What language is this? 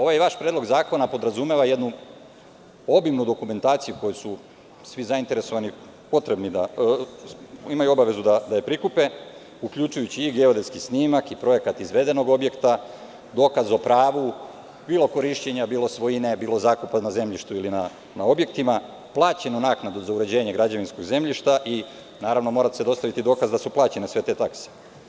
Serbian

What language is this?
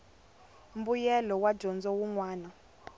Tsonga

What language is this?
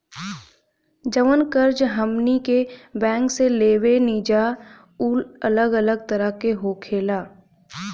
Bhojpuri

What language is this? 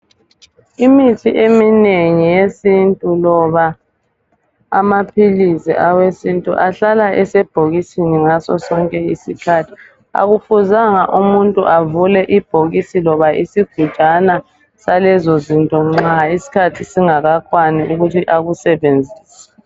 North Ndebele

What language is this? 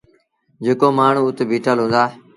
Sindhi Bhil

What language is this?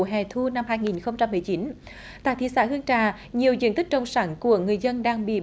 Vietnamese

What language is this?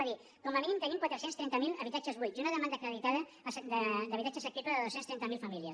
Catalan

